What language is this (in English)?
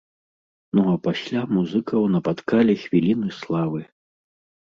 Belarusian